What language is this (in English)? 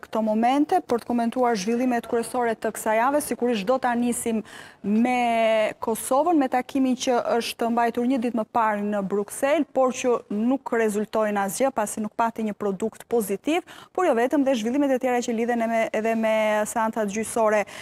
Romanian